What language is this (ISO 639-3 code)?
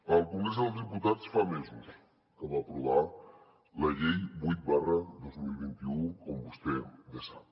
cat